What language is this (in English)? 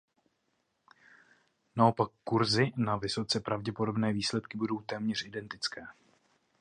Czech